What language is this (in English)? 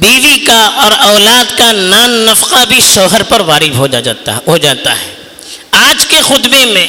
Urdu